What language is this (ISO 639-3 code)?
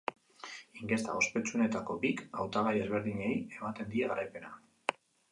eus